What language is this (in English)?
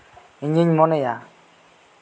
Santali